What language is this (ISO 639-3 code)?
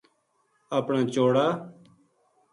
gju